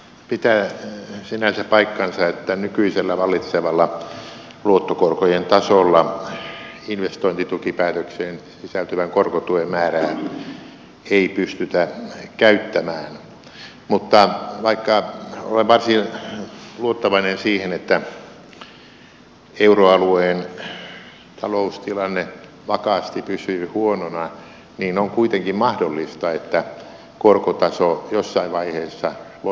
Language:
Finnish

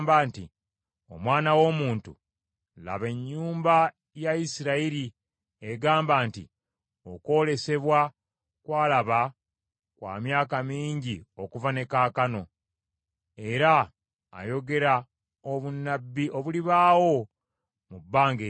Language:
Ganda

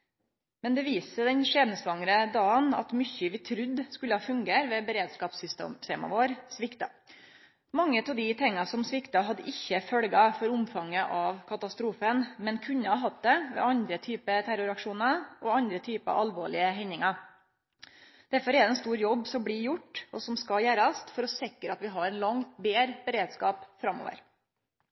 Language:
Norwegian Nynorsk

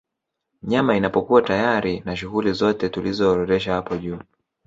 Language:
Swahili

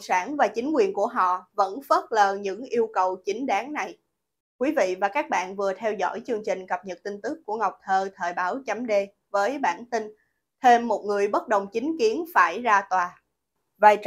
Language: Vietnamese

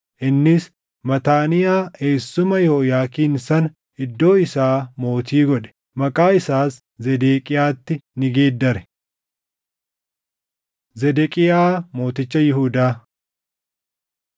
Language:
Oromo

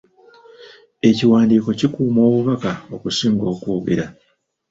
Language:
Ganda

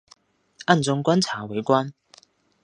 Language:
Chinese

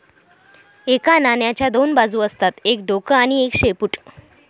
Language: Marathi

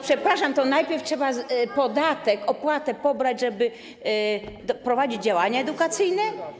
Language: Polish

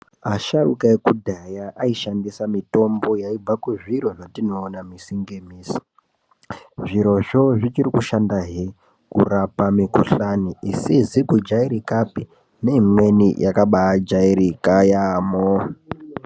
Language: Ndau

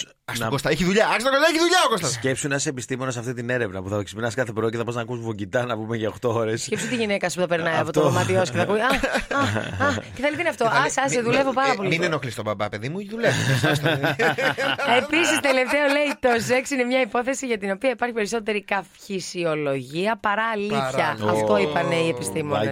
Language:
Greek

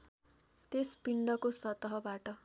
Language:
Nepali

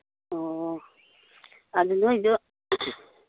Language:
Manipuri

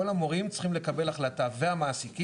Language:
Hebrew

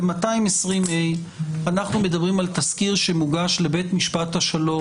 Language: Hebrew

